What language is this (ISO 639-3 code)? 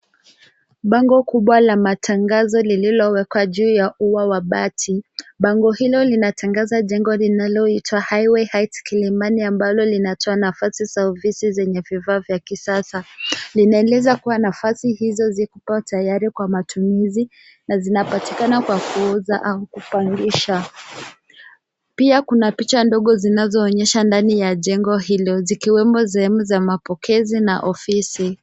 swa